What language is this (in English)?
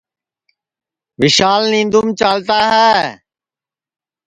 Sansi